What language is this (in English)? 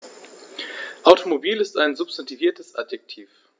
German